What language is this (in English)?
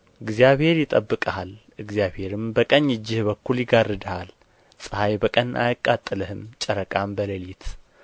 Amharic